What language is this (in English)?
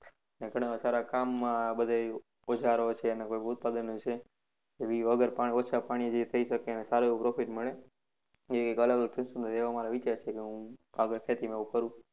Gujarati